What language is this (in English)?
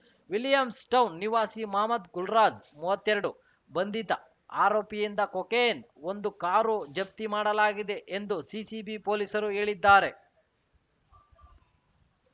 Kannada